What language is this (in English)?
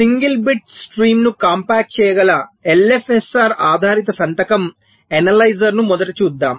Telugu